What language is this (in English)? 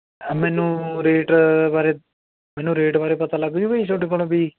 Punjabi